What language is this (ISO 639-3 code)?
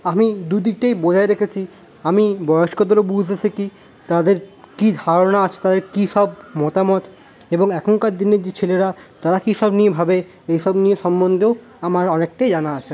ben